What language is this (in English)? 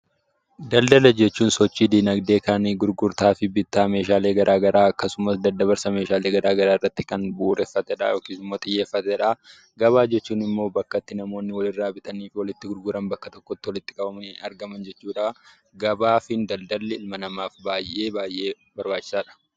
Oromo